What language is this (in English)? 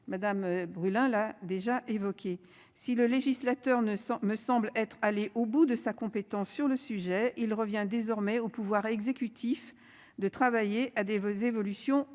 French